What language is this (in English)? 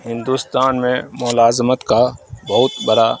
Urdu